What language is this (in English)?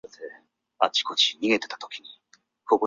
Chinese